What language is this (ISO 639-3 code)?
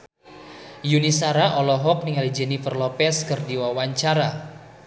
sun